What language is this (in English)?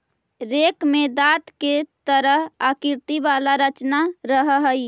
Magahi